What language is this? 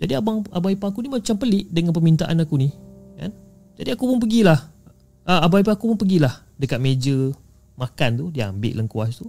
Malay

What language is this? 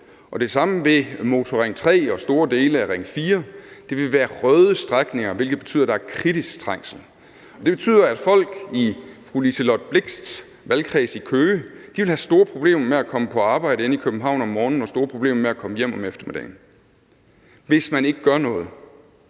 Danish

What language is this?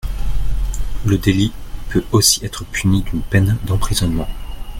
French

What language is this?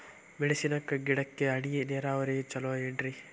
Kannada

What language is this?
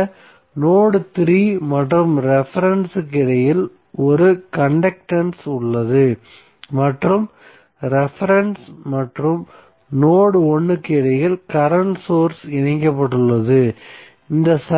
Tamil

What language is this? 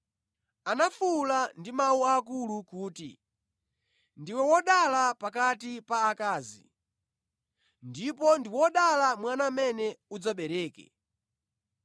Nyanja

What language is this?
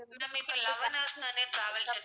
Tamil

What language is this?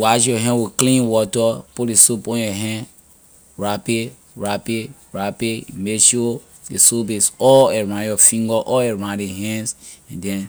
Liberian English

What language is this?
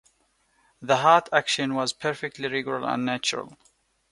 English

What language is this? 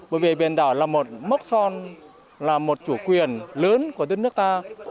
Vietnamese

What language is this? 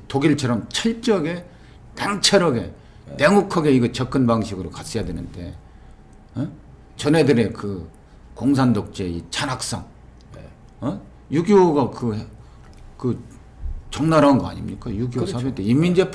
Korean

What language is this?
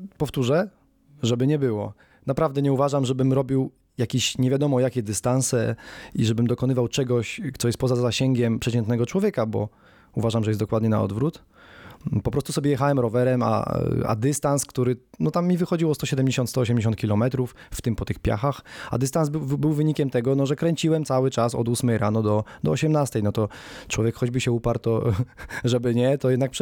Polish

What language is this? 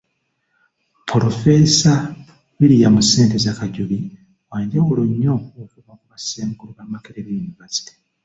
Ganda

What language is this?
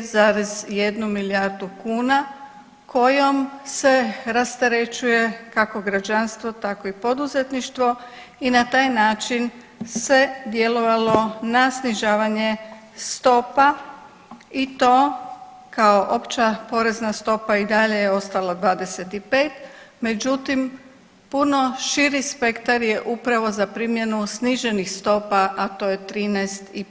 Croatian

